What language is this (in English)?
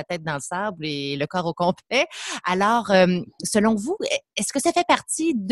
French